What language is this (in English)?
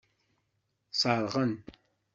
Kabyle